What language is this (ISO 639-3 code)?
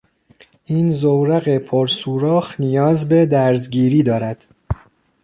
fas